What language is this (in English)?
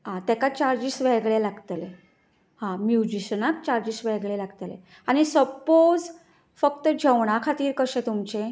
Konkani